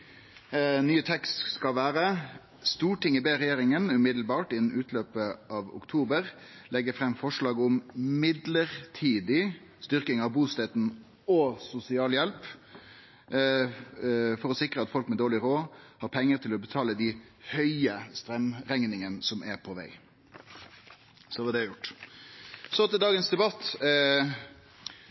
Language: Norwegian Nynorsk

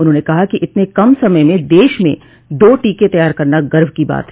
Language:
Hindi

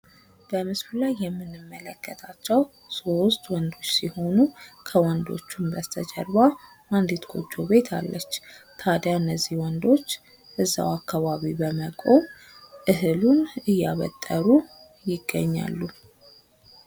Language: Amharic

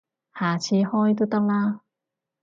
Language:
Cantonese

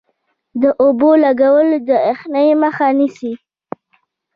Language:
Pashto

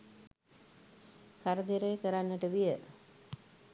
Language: Sinhala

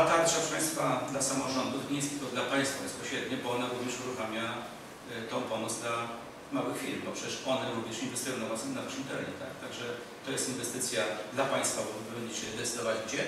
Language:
Polish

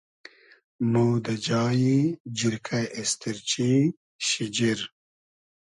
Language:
Hazaragi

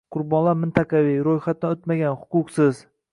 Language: Uzbek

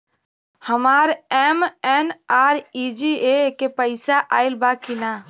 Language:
Bhojpuri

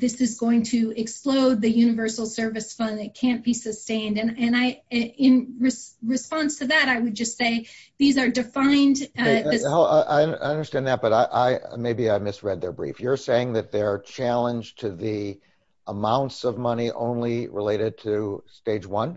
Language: English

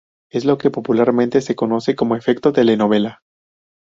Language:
Spanish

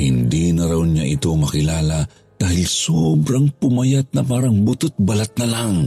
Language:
Filipino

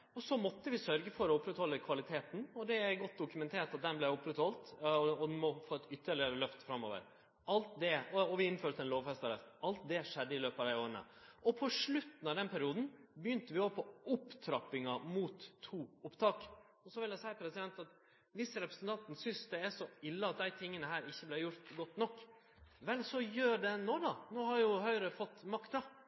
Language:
Norwegian Nynorsk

